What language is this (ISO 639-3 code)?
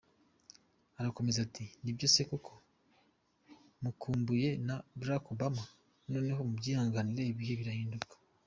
kin